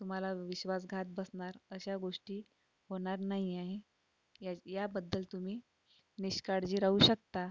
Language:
Marathi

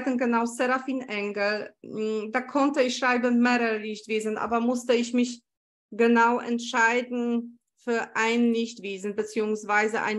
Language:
German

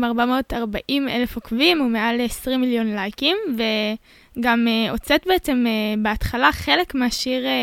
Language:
Hebrew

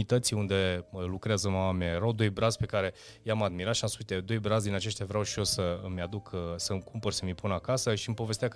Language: Romanian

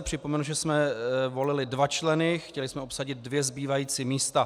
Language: Czech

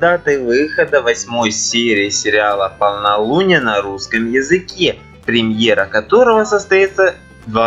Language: Russian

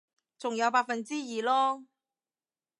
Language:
Cantonese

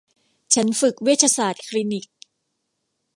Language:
Thai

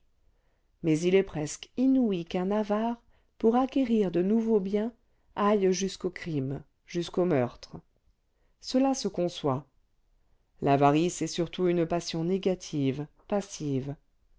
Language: French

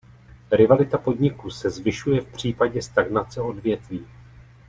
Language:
Czech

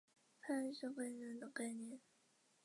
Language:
Chinese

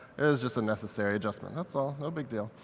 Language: English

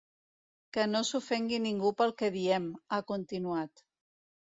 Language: Catalan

